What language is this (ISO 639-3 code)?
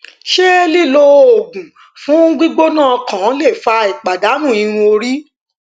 yor